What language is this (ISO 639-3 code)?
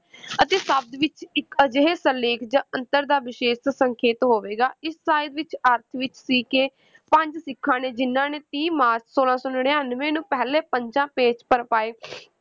pan